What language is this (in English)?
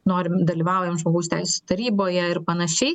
Lithuanian